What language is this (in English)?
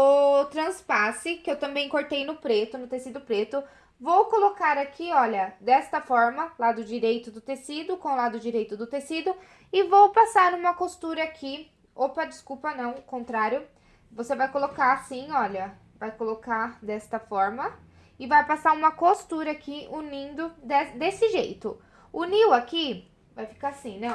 Portuguese